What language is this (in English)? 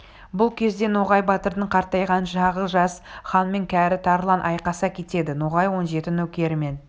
Kazakh